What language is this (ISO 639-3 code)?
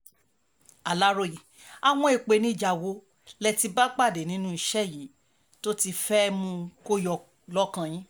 yor